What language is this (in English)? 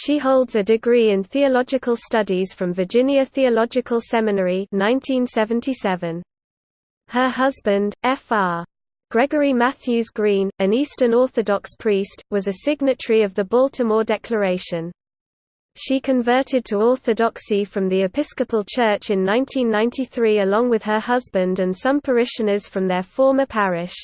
English